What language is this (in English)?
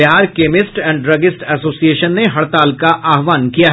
Hindi